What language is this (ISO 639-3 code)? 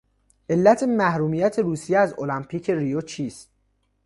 fas